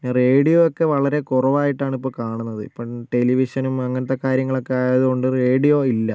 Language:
Malayalam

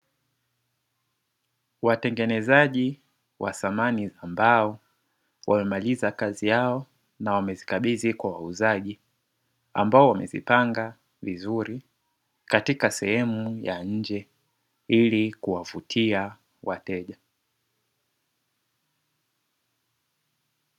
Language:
Swahili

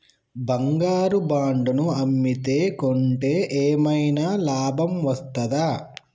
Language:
Telugu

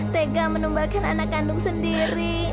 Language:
Indonesian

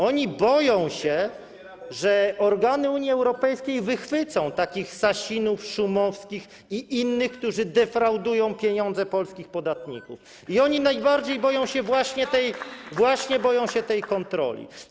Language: Polish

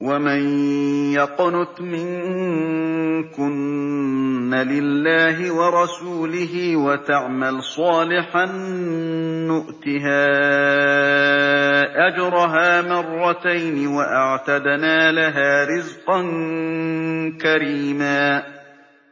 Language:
Arabic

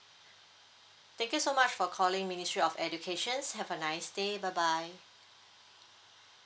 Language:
English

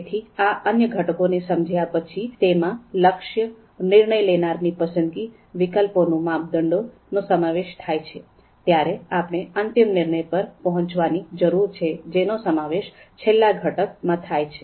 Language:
Gujarati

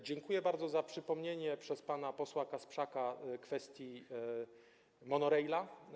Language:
Polish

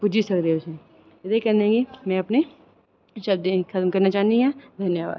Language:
Dogri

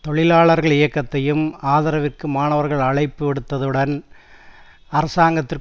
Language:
Tamil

